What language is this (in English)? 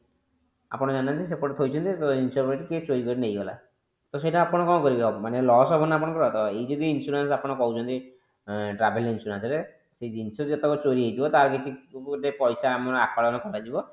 Odia